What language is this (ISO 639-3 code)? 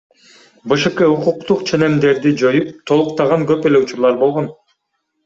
kir